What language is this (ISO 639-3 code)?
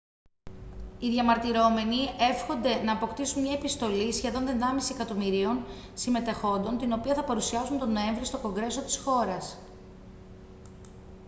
ell